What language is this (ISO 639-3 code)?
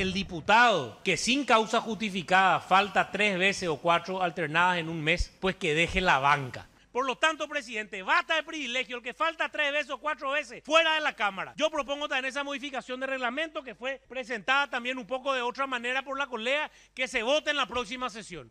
spa